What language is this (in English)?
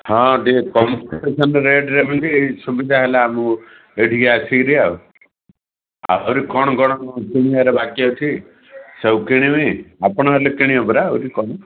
Odia